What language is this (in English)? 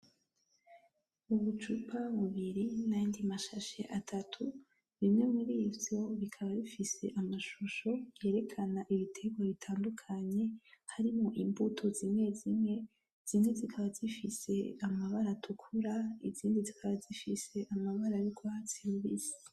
Rundi